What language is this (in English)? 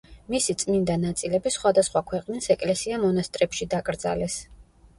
Georgian